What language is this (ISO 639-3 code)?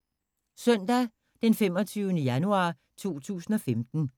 dan